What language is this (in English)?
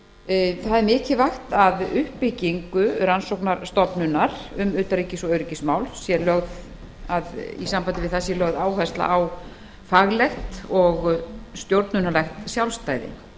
Icelandic